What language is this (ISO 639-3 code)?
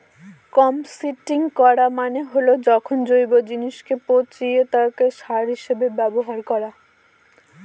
ben